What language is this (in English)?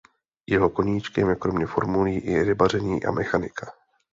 Czech